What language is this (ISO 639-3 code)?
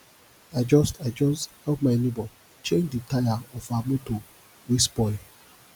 pcm